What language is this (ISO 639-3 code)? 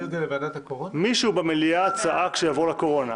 heb